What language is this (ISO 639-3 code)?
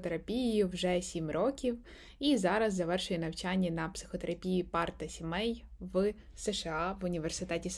ukr